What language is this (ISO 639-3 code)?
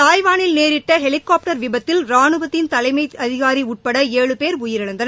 tam